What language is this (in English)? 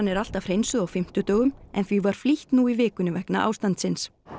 Icelandic